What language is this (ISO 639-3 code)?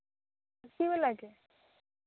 sat